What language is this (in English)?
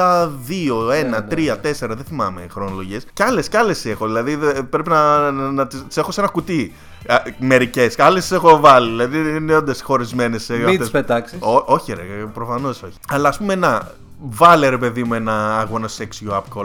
Greek